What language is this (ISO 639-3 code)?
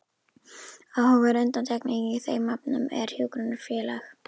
isl